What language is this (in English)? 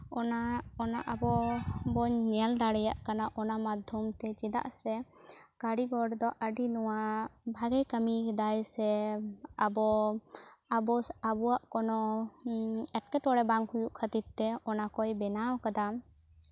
Santali